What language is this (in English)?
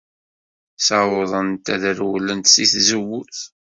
Kabyle